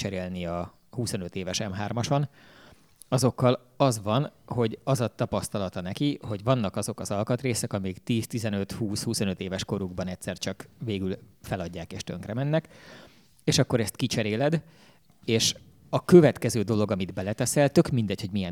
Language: Hungarian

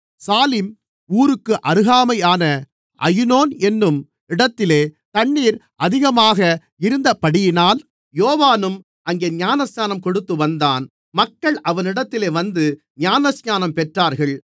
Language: Tamil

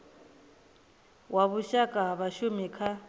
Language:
Venda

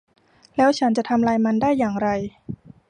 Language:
Thai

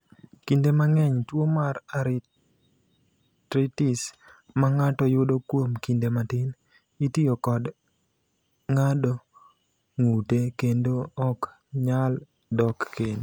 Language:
Luo (Kenya and Tanzania)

